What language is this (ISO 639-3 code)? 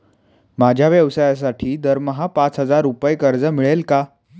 mar